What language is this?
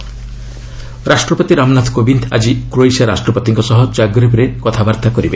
Odia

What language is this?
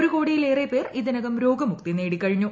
Malayalam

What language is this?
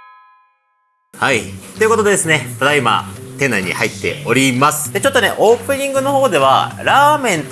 Japanese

